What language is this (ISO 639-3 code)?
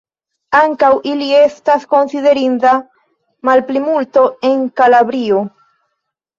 epo